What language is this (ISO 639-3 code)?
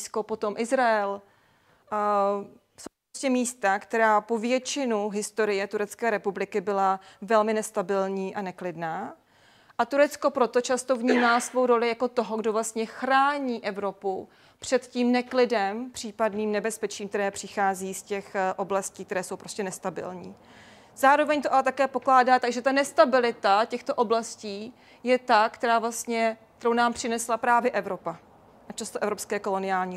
ces